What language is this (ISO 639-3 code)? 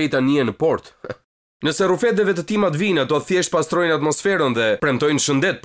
ron